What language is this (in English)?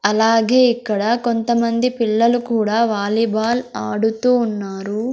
Telugu